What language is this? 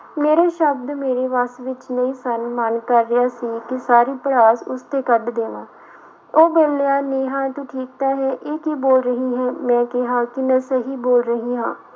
Punjabi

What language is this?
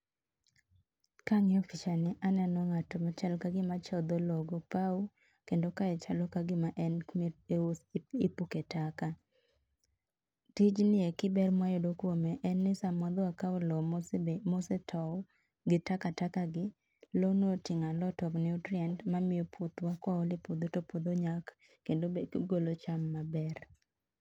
Luo (Kenya and Tanzania)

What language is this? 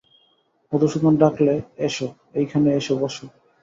Bangla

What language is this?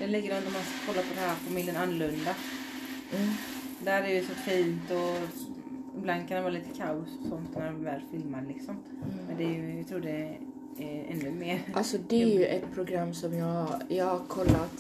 Swedish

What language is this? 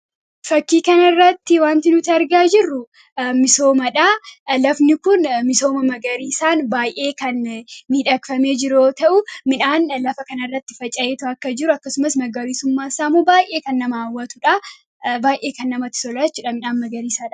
Oromo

